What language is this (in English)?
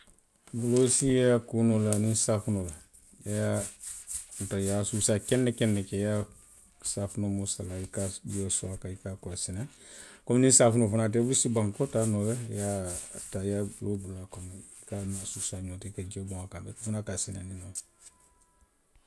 Western Maninkakan